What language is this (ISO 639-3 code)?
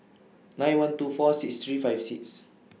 eng